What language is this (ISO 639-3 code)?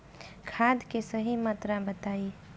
bho